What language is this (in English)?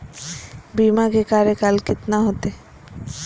Magahi